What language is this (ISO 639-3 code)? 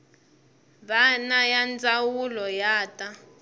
tso